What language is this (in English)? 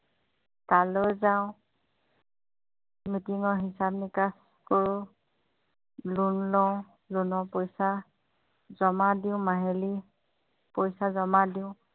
Assamese